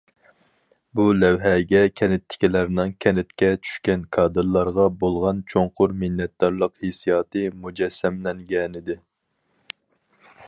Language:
Uyghur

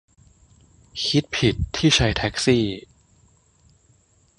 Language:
Thai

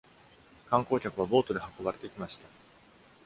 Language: Japanese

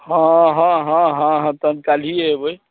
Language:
Maithili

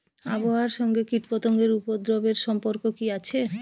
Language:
Bangla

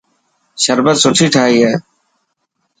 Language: Dhatki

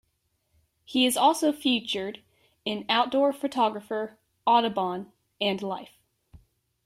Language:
English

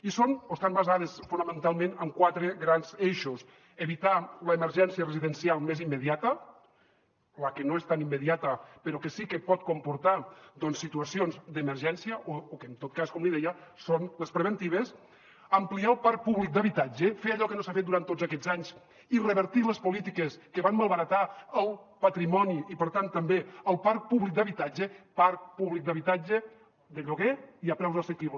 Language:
Catalan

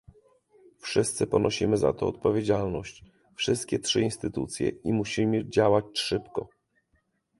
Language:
Polish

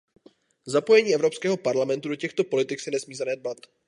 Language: Czech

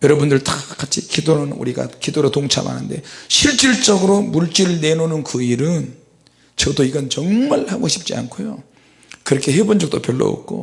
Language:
Korean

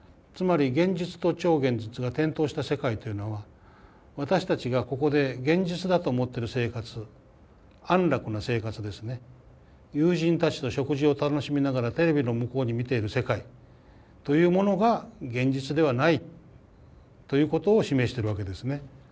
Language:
Japanese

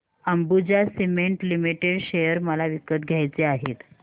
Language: Marathi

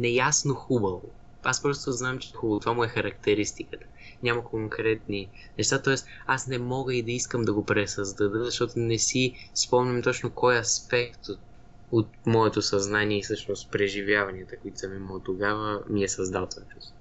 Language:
Bulgarian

